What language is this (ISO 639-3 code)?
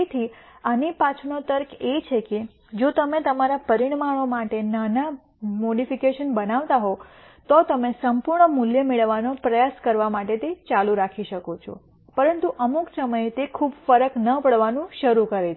guj